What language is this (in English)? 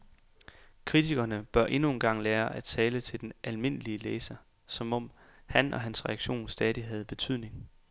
Danish